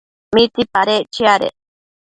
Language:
Matsés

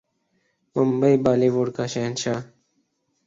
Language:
Urdu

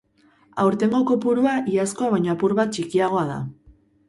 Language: Basque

